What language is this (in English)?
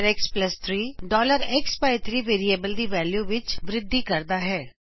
Punjabi